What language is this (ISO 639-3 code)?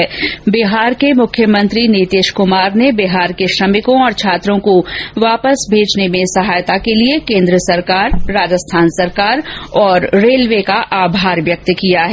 hin